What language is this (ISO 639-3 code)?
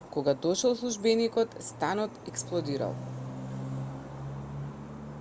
mkd